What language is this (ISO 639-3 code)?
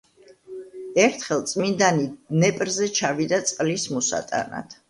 kat